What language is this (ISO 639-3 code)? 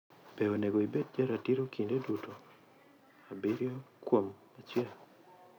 luo